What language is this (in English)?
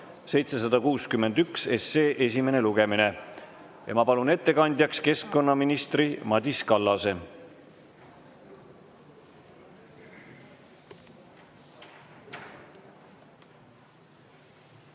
Estonian